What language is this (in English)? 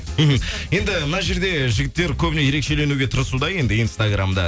Kazakh